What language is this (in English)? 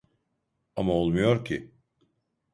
Turkish